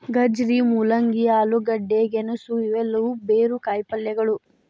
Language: Kannada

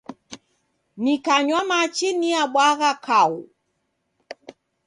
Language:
Taita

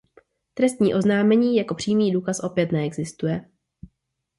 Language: Czech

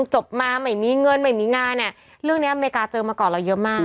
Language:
Thai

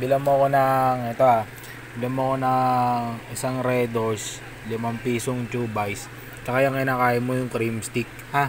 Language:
Filipino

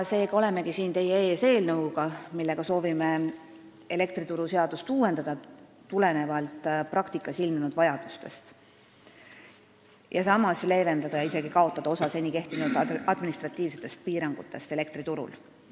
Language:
Estonian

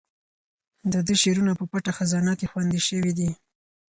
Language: Pashto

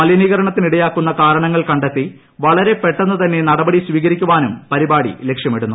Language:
Malayalam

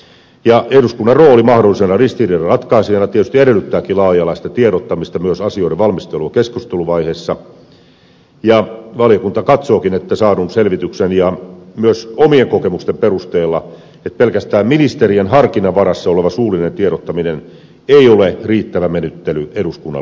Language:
Finnish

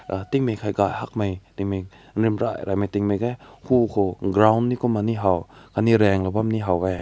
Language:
Rongmei Naga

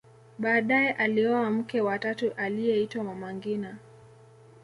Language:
Swahili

